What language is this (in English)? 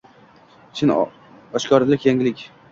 Uzbek